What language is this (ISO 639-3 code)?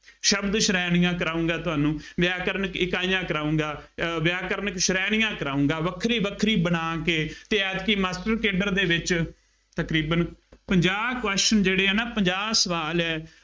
pan